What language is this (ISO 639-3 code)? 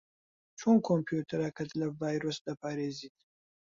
ckb